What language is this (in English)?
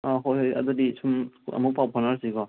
Manipuri